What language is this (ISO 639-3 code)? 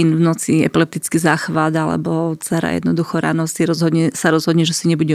slk